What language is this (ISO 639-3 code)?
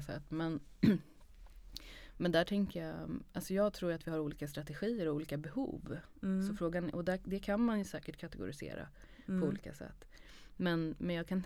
swe